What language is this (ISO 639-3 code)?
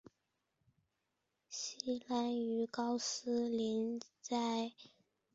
zho